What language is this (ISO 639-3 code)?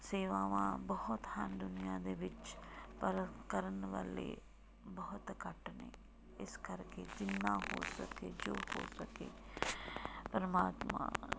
pan